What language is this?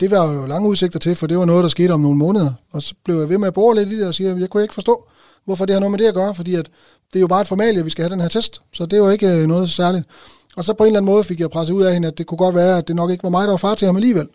Danish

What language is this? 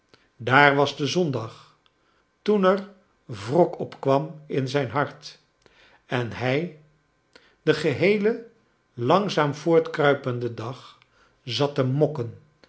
Dutch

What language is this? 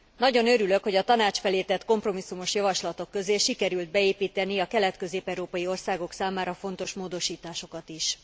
Hungarian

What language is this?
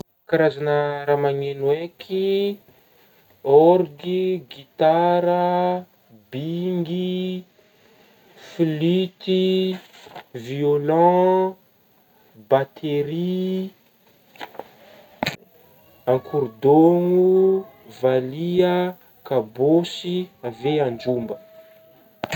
Northern Betsimisaraka Malagasy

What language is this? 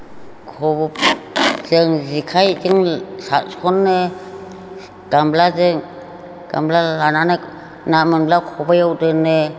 Bodo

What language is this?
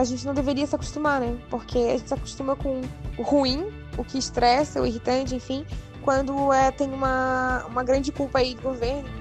Portuguese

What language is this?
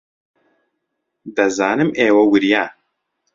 Central Kurdish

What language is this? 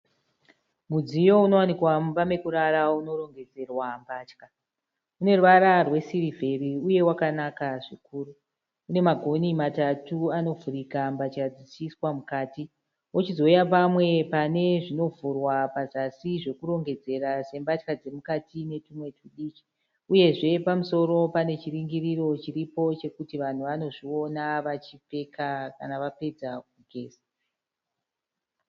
Shona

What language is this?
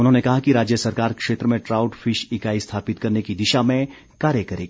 Hindi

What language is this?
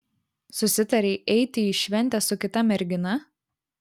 Lithuanian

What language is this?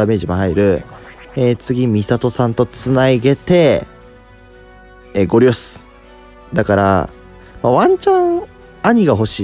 Japanese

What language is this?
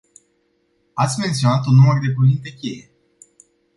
Romanian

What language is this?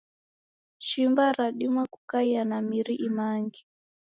Taita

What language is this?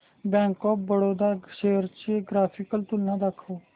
Marathi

